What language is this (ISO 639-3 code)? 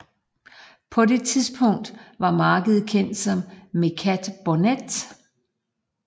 dan